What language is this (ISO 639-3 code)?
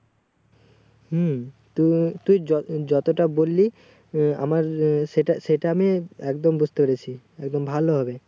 ben